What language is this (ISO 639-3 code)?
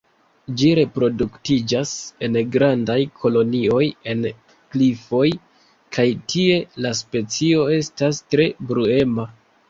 epo